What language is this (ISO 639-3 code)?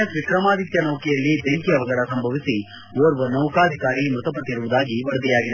kan